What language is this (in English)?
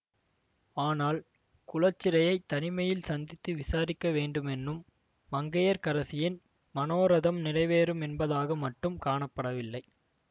Tamil